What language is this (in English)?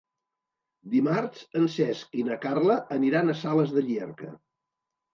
Catalan